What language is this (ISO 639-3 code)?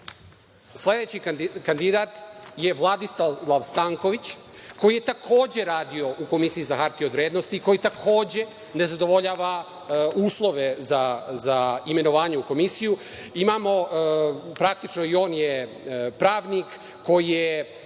srp